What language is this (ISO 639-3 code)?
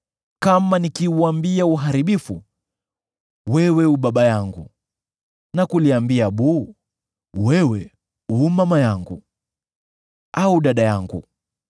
swa